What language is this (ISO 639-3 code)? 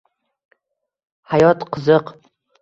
uzb